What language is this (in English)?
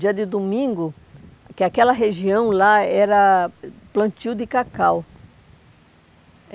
Portuguese